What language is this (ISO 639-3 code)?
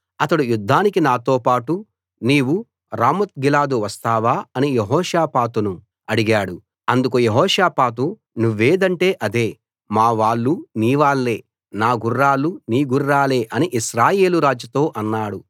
tel